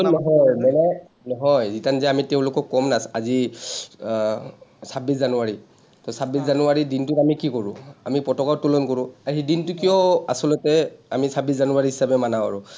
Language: Assamese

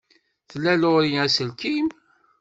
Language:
Kabyle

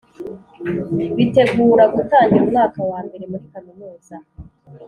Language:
Kinyarwanda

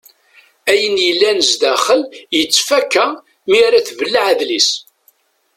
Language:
Kabyle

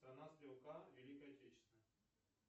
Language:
Russian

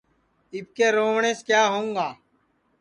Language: Sansi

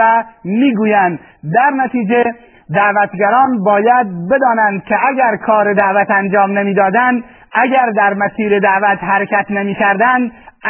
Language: Persian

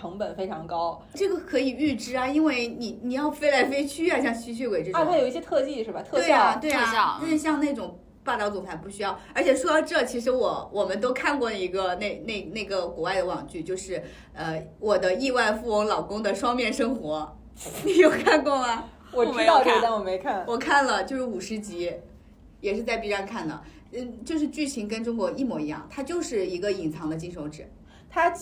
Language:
Chinese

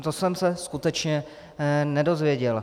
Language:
Czech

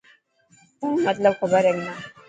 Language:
Dhatki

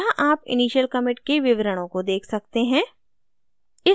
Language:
Hindi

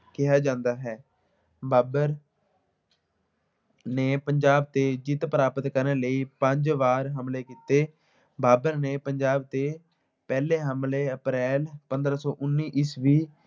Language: Punjabi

